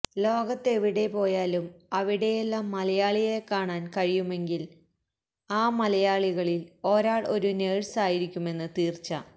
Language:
Malayalam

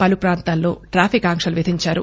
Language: Telugu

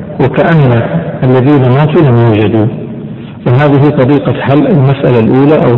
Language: Arabic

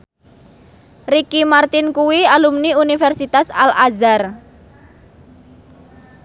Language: Javanese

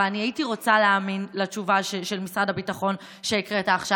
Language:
Hebrew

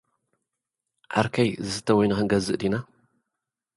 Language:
Tigrinya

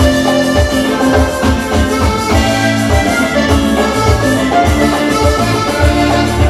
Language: Greek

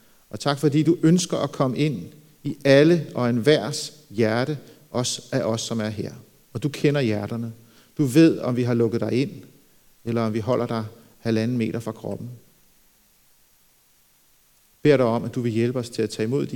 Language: Danish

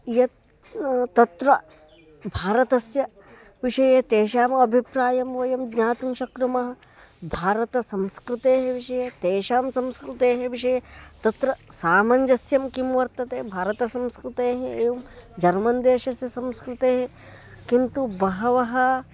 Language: Sanskrit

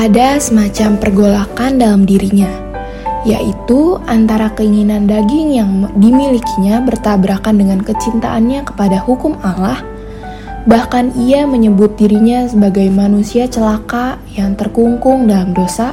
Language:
Indonesian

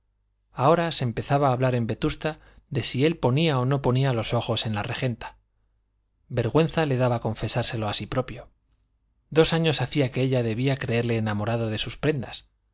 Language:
Spanish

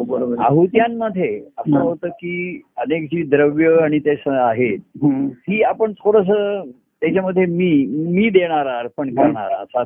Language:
Marathi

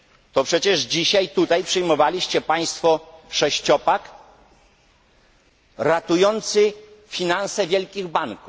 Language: Polish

